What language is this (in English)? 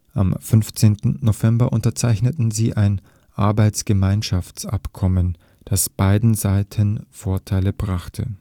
German